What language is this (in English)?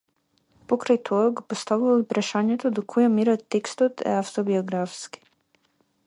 Macedonian